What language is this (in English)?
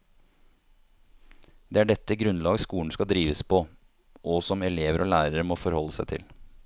Norwegian